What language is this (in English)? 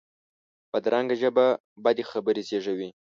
Pashto